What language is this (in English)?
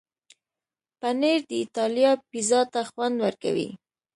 Pashto